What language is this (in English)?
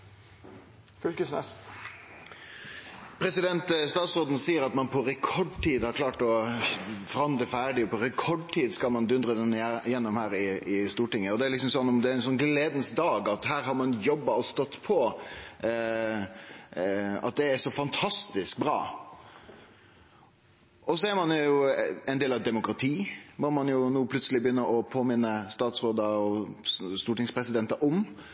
Norwegian Nynorsk